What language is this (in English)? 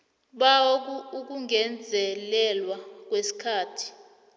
South Ndebele